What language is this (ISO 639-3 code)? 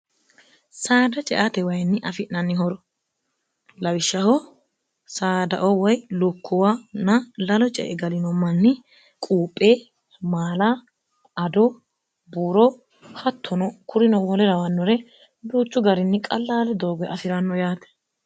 sid